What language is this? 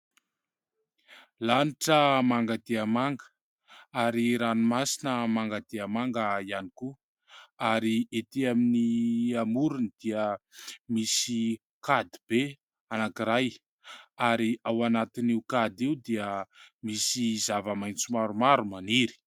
Malagasy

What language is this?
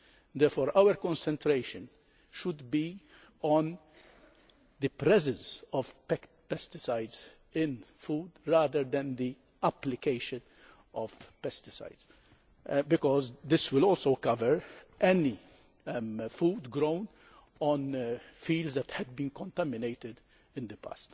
English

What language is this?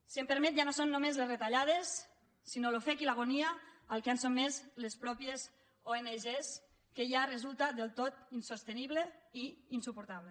Catalan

